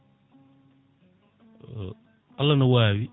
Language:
Fula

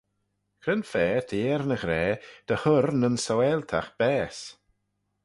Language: Manx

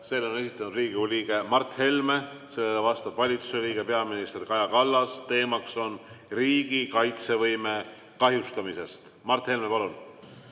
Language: Estonian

